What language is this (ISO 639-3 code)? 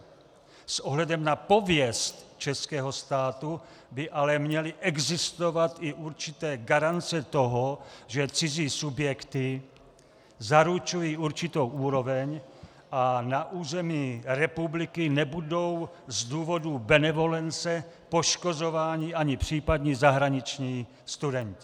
ces